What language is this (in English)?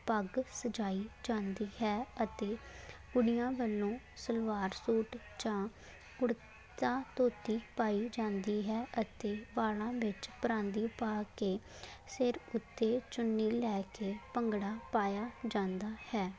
Punjabi